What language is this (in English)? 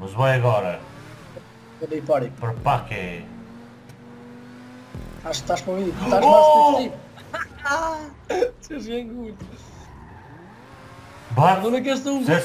Portuguese